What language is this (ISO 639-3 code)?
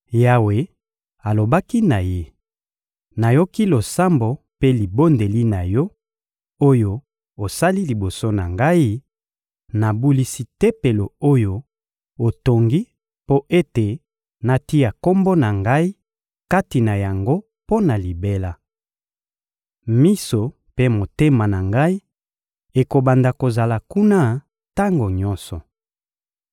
lin